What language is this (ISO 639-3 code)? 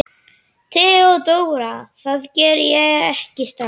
isl